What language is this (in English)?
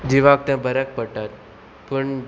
Konkani